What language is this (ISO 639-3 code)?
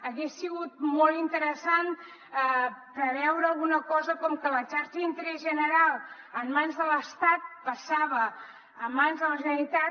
cat